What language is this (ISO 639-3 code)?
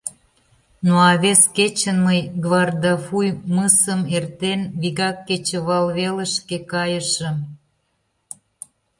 chm